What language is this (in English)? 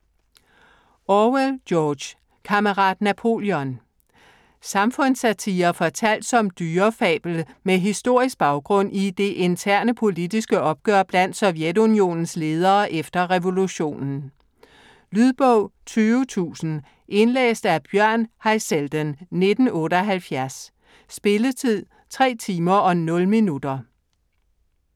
Danish